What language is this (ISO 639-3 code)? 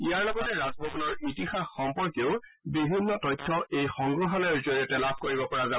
asm